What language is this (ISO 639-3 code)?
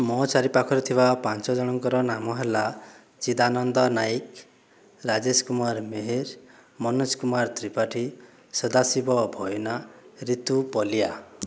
ori